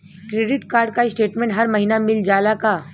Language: Bhojpuri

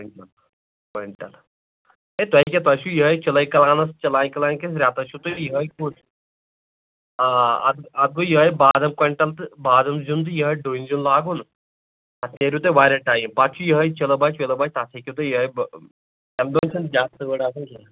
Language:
Kashmiri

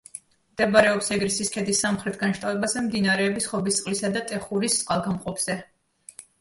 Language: Georgian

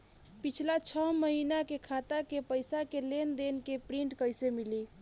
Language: Bhojpuri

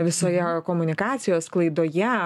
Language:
Lithuanian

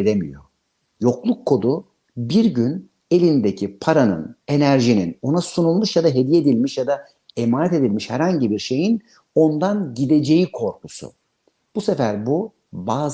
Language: Turkish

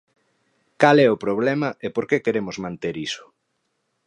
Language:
Galician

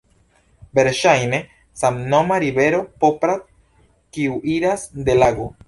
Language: Esperanto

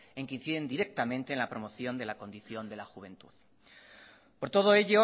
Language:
Spanish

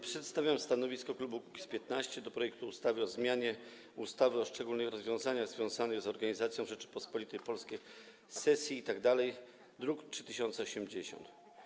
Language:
Polish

